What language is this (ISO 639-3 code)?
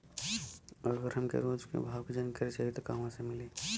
bho